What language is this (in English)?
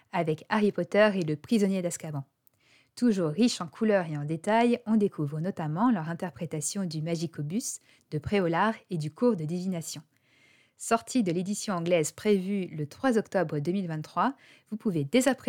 French